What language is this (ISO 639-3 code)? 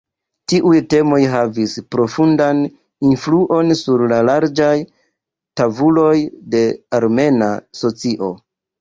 epo